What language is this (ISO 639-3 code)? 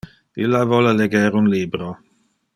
ina